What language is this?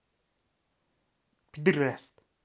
Russian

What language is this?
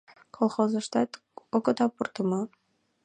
Mari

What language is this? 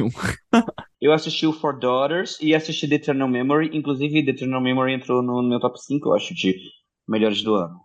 Portuguese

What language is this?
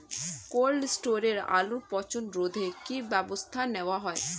Bangla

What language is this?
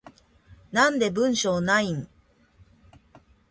Japanese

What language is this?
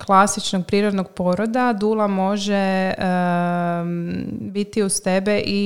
Croatian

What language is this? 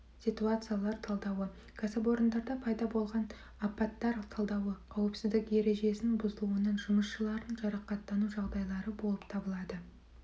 Kazakh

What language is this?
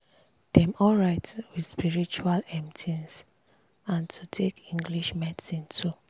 Nigerian Pidgin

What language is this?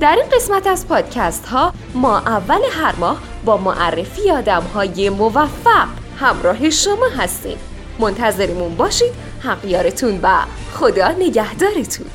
Persian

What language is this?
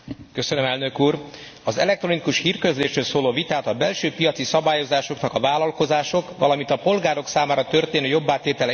Hungarian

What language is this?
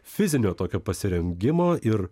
Lithuanian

